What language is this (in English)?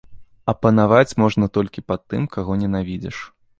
Belarusian